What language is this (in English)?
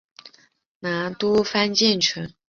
Chinese